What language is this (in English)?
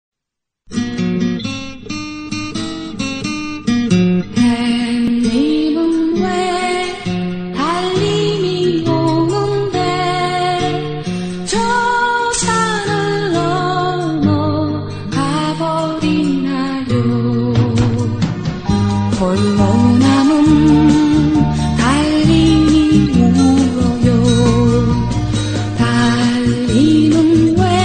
Indonesian